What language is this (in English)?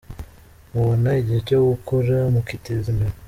Kinyarwanda